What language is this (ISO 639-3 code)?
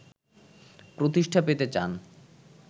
ben